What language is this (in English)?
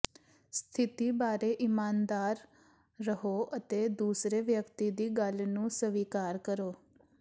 Punjabi